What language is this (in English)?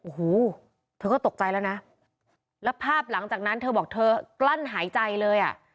Thai